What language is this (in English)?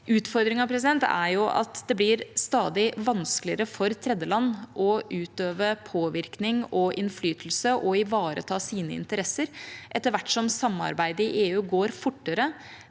Norwegian